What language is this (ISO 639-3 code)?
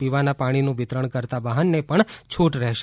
guj